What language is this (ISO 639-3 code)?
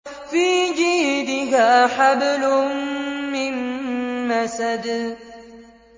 ara